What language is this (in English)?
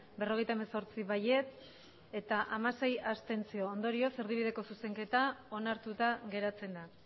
Basque